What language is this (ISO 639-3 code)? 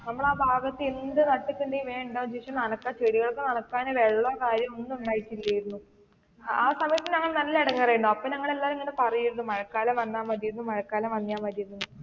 mal